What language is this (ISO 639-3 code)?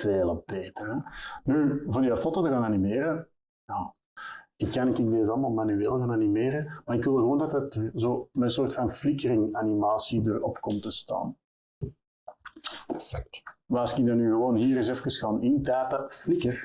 nld